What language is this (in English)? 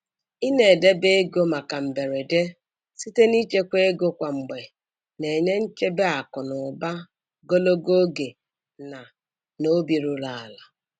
Igbo